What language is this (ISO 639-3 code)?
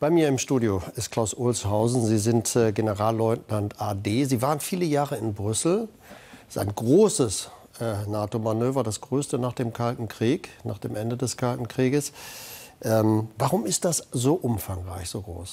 deu